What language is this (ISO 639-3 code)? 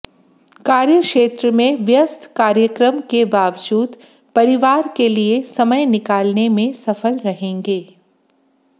hin